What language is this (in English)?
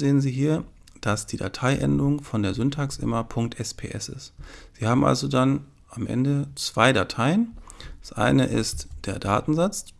German